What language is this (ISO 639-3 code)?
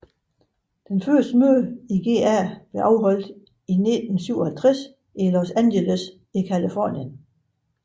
dan